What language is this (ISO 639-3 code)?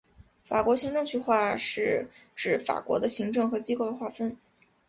zho